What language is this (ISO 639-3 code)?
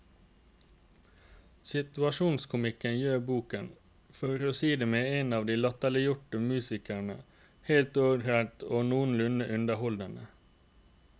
nor